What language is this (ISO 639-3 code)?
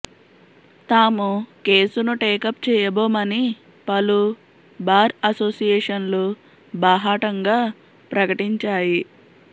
tel